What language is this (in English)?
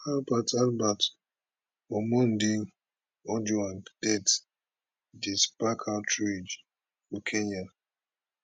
Nigerian Pidgin